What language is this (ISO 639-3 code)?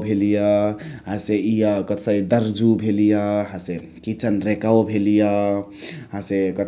the